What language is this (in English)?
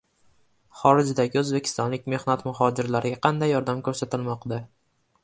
Uzbek